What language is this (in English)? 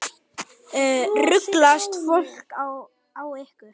Icelandic